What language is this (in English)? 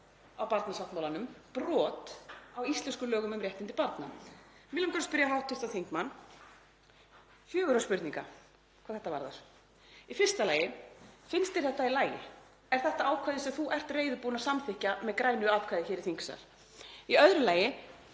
Icelandic